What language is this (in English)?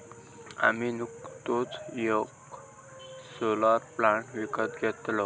Marathi